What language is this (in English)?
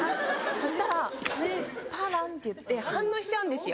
Japanese